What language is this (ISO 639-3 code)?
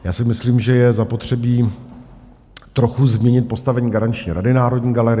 ces